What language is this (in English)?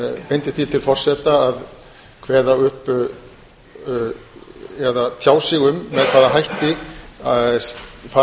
Icelandic